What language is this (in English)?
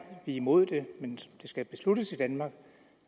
Danish